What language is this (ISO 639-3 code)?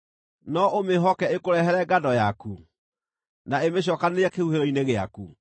kik